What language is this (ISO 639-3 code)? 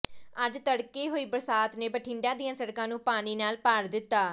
pan